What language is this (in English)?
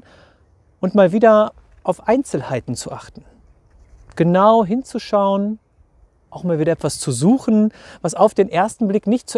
German